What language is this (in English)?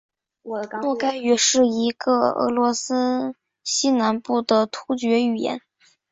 Chinese